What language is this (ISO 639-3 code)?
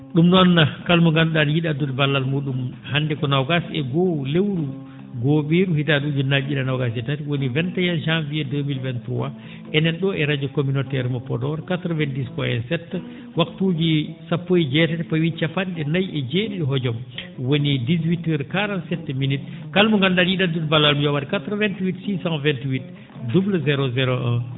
ful